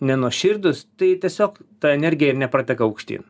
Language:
Lithuanian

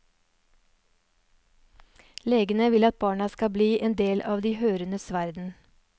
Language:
Norwegian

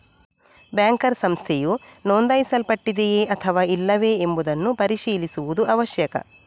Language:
Kannada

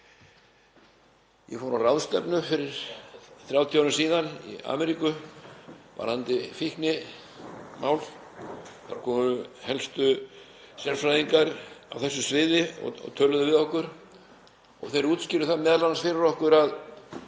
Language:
Icelandic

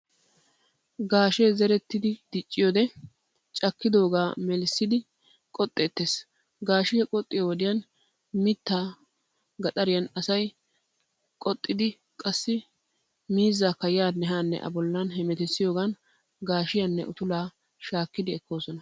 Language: Wolaytta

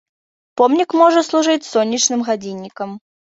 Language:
Belarusian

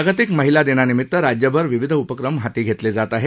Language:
Marathi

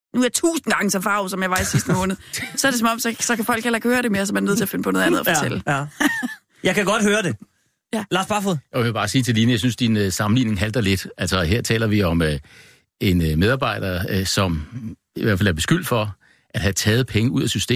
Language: Danish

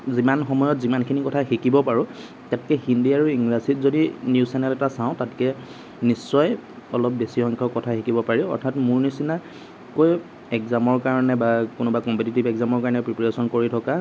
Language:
Assamese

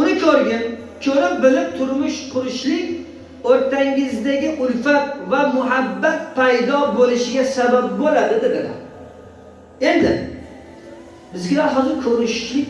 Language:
Turkish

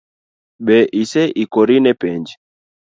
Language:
Luo (Kenya and Tanzania)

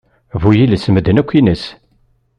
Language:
Kabyle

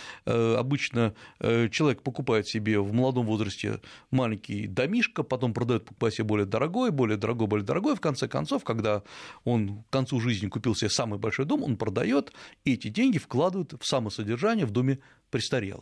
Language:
Russian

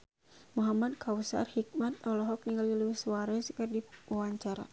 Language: Sundanese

